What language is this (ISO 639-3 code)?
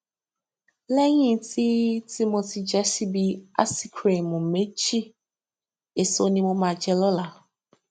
yor